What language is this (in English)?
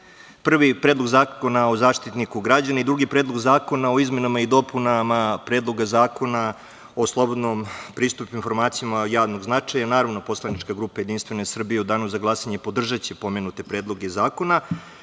Serbian